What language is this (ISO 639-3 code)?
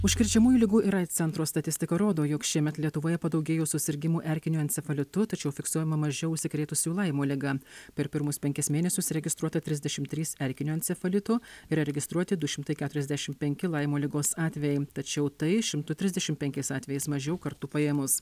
lit